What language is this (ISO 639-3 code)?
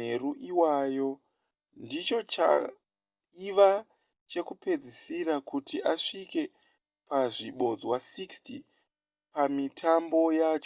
sna